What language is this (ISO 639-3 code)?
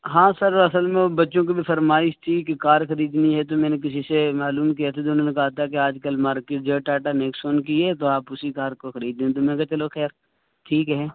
urd